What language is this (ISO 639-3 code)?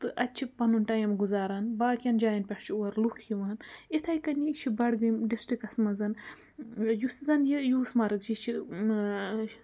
kas